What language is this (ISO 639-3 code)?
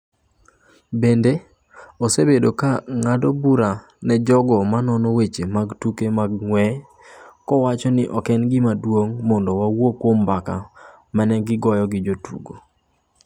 luo